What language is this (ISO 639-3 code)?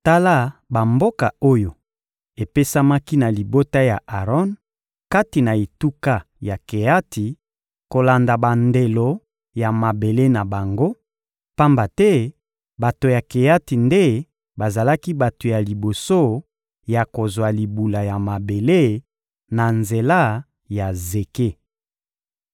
lin